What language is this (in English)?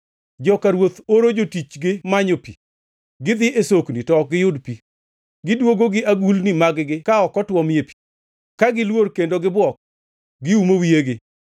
Luo (Kenya and Tanzania)